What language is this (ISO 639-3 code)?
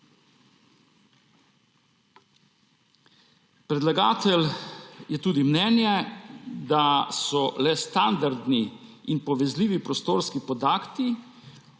slv